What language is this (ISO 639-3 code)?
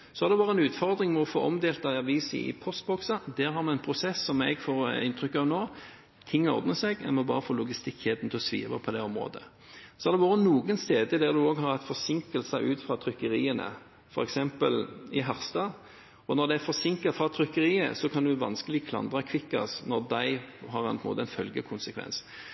nob